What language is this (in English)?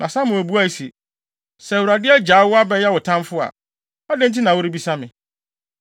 Akan